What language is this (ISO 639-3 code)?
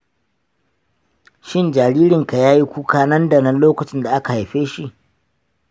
hau